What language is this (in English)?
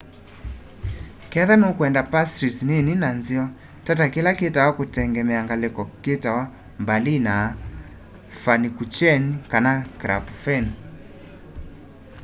Kamba